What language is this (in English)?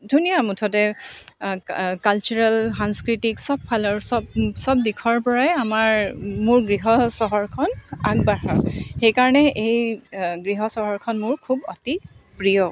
Assamese